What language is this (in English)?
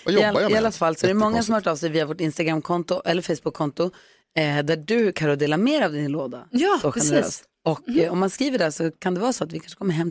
Swedish